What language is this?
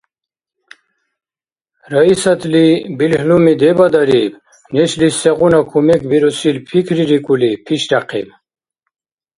Dargwa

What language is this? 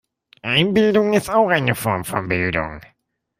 German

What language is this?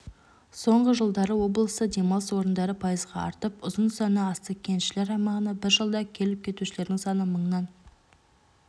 Kazakh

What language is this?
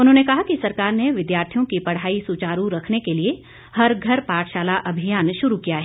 Hindi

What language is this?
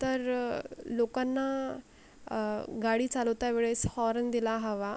Marathi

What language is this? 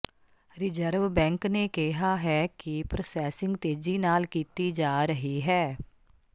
Punjabi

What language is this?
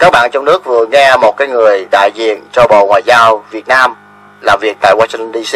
Vietnamese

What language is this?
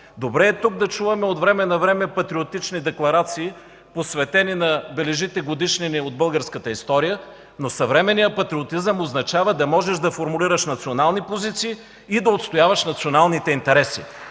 Bulgarian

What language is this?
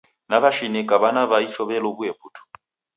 Taita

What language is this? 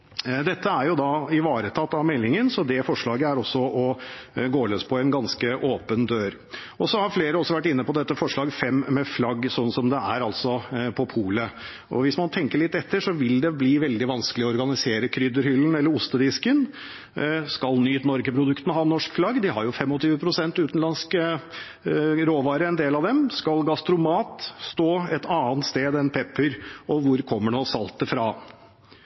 Norwegian Bokmål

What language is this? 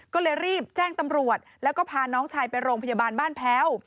Thai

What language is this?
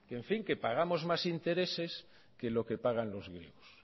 Spanish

